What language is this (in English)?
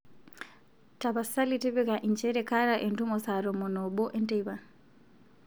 Masai